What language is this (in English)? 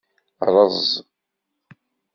Kabyle